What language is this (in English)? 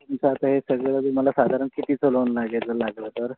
Marathi